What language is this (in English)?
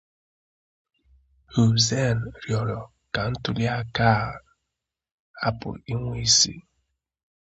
Igbo